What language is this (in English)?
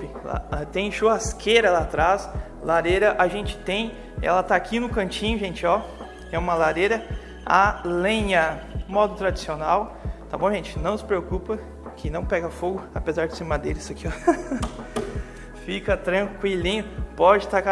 Portuguese